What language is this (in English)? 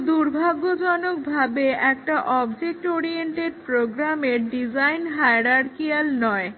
Bangla